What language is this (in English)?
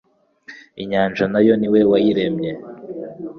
Kinyarwanda